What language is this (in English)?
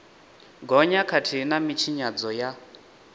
Venda